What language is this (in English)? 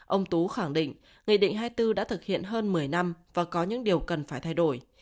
Vietnamese